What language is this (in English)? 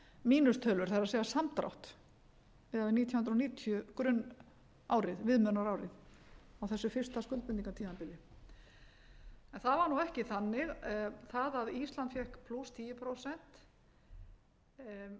Icelandic